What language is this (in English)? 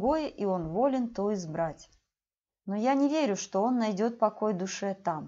Russian